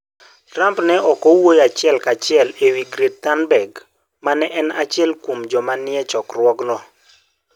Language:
Luo (Kenya and Tanzania)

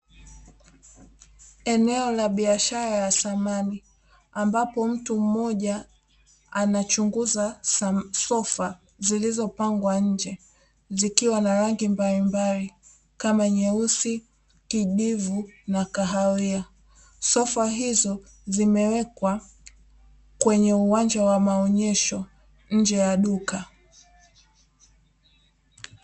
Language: Swahili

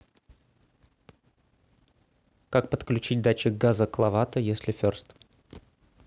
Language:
Russian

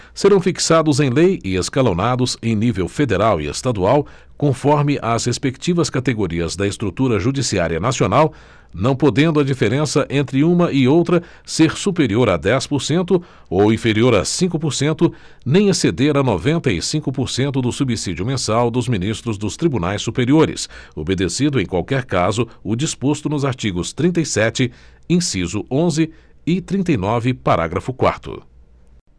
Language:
Portuguese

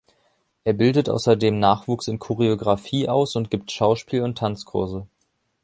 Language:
German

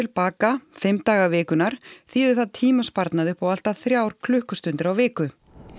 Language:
Icelandic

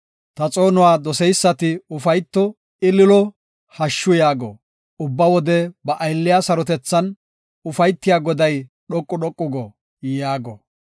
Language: Gofa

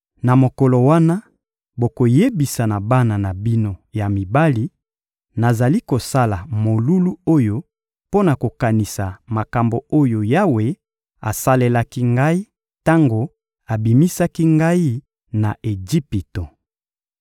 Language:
Lingala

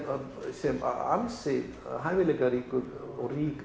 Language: Icelandic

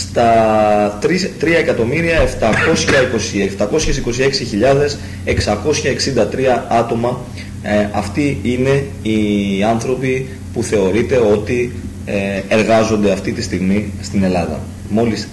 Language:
Greek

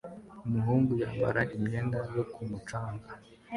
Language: Kinyarwanda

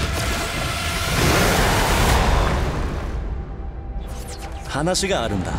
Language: Japanese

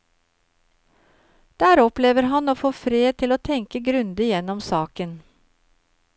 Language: Norwegian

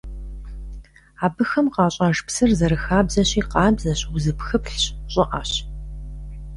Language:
Kabardian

